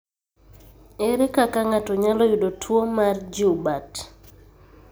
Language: Luo (Kenya and Tanzania)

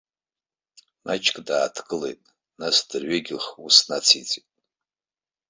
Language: Abkhazian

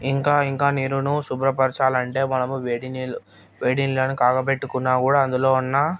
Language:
Telugu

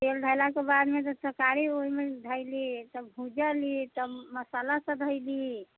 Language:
Maithili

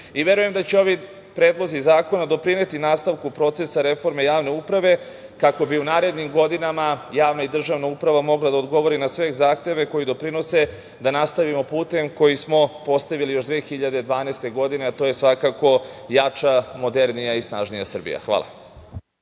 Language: Serbian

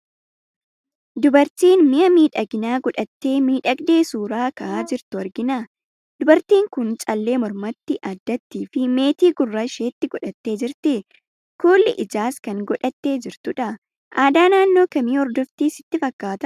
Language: Oromo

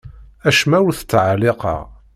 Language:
Kabyle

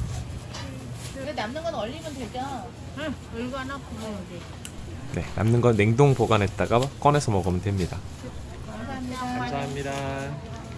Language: Korean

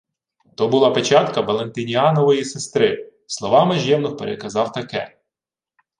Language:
Ukrainian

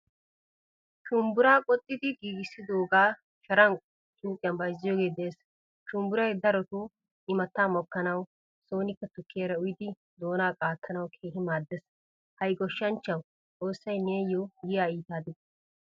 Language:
Wolaytta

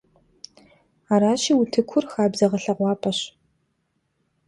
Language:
Kabardian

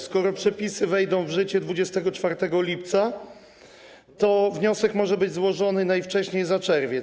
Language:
Polish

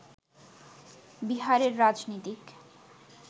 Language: Bangla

